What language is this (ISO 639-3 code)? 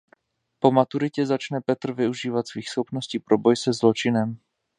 ces